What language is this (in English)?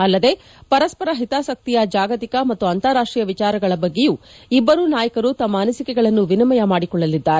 Kannada